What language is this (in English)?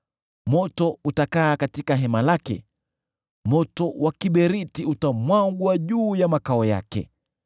Swahili